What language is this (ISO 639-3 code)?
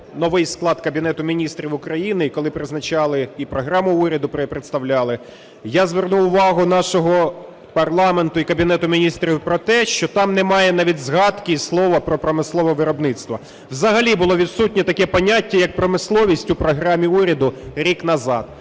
ukr